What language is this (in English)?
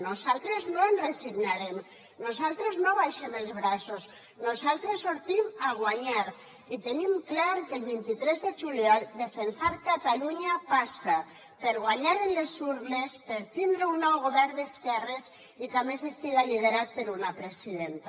Catalan